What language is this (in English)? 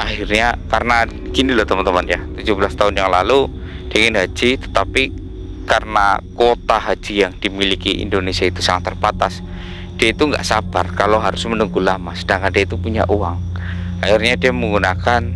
Indonesian